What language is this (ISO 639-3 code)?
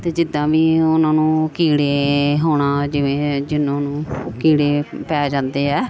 pan